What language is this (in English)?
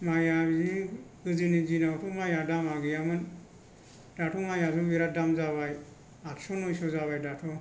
Bodo